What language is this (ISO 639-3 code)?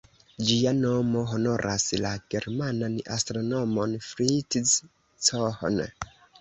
epo